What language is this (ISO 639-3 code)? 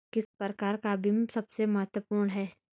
hin